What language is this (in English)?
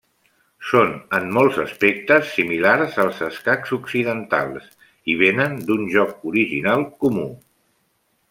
Catalan